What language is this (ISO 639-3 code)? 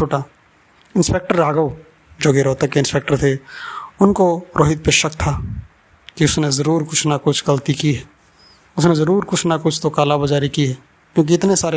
hin